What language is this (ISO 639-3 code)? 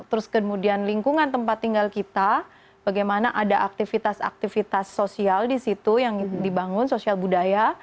ind